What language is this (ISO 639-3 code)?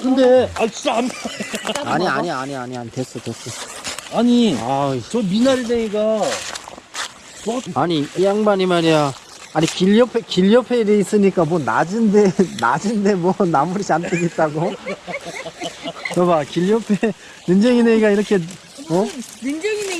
kor